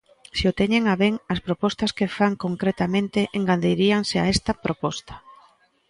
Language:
Galician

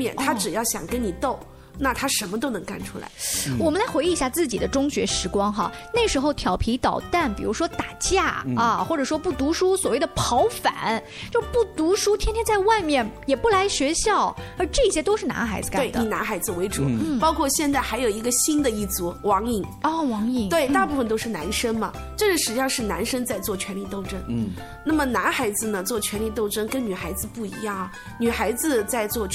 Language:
Chinese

